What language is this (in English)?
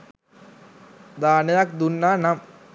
Sinhala